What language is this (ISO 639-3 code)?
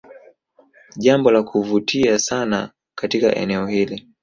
swa